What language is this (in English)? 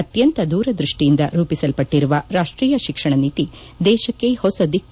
Kannada